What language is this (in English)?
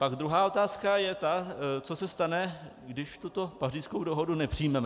Czech